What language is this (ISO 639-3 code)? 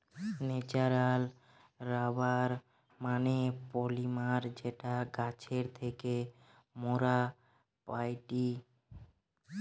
ben